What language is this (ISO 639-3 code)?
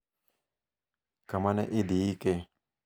luo